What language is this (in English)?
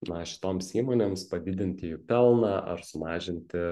Lithuanian